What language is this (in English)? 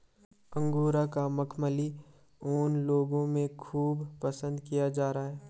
Hindi